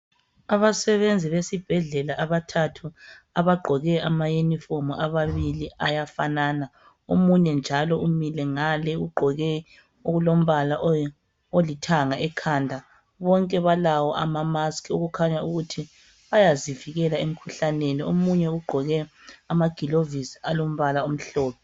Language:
North Ndebele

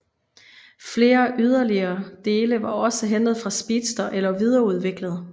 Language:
Danish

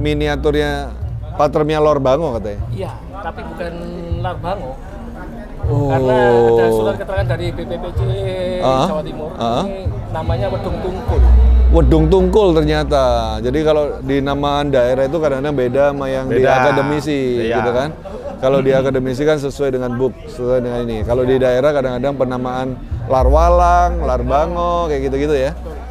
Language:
Indonesian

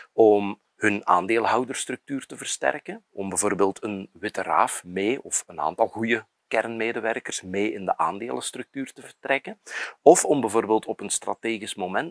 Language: Dutch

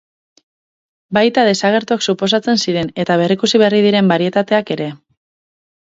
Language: Basque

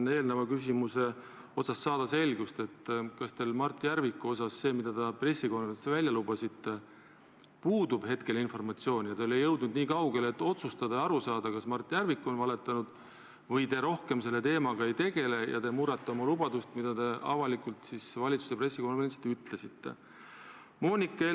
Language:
Estonian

